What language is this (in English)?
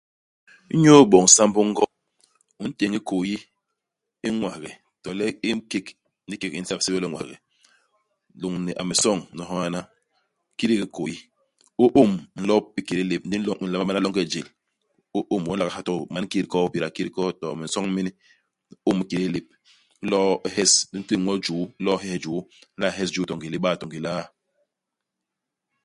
Basaa